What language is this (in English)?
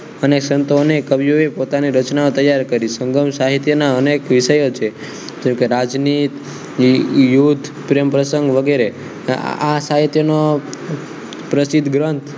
Gujarati